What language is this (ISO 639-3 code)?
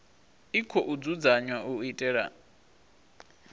ven